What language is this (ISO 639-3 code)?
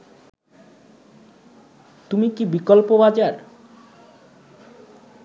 ben